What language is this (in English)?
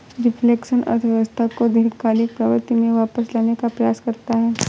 Hindi